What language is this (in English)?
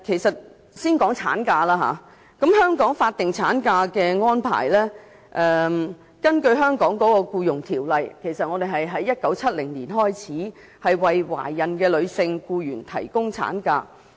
Cantonese